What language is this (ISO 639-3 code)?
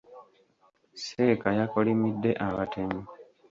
lug